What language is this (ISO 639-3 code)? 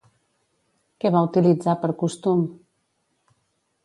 cat